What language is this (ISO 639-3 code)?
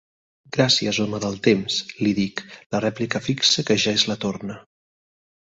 cat